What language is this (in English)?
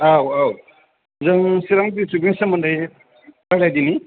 Bodo